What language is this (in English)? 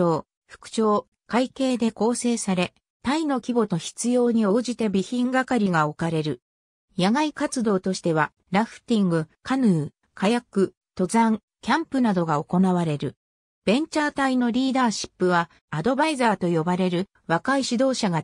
Japanese